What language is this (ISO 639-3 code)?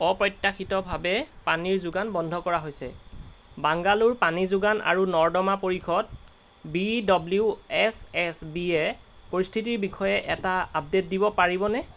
asm